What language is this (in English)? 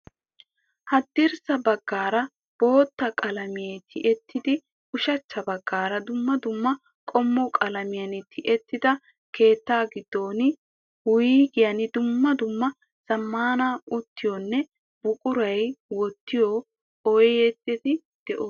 Wolaytta